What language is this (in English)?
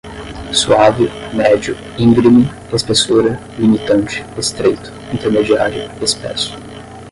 Portuguese